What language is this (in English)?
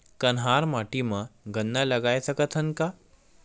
Chhattisgarhi